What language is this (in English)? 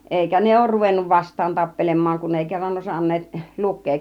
Finnish